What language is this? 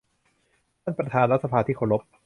Thai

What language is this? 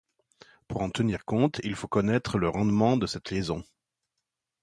French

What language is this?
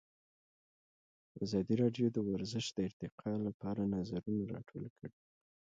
Pashto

